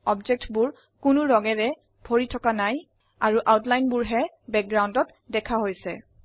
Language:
Assamese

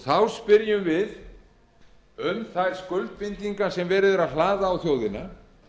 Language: Icelandic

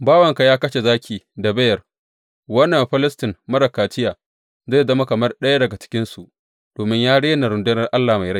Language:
Hausa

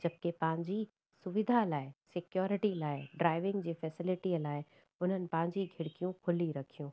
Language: Sindhi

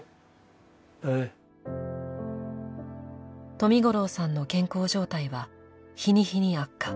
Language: Japanese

